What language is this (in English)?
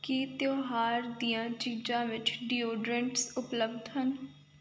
Punjabi